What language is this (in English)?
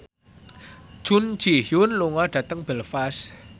Javanese